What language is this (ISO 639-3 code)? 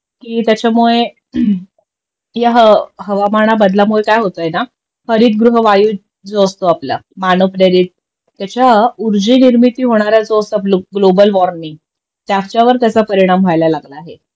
mar